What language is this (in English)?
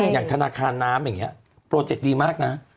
Thai